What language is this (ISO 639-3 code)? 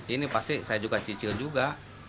ind